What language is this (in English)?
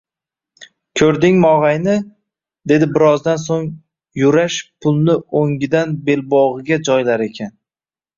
Uzbek